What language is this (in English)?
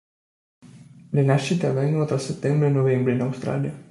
Italian